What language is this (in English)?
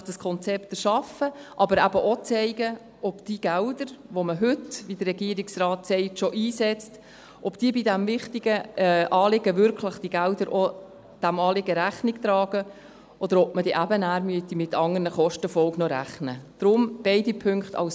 Swiss German